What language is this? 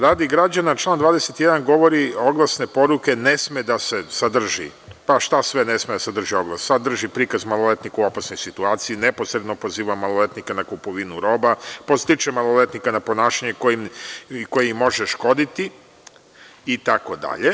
Serbian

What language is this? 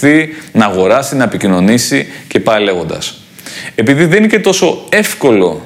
Greek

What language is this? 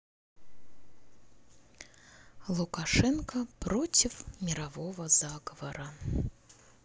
Russian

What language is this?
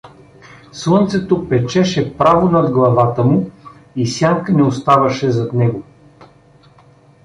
Bulgarian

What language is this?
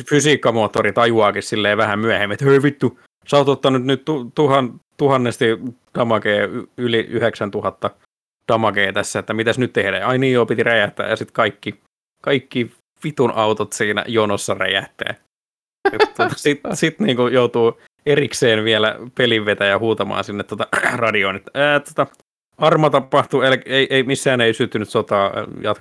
Finnish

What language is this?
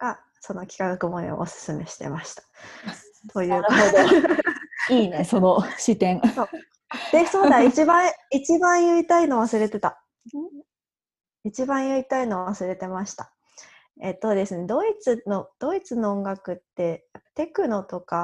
Japanese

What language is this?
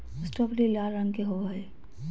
Magahi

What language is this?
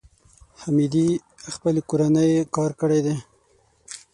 Pashto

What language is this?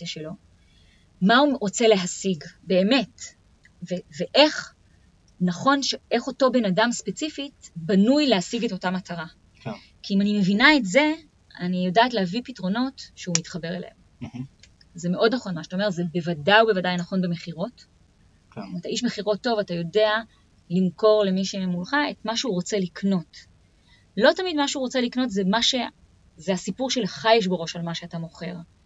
Hebrew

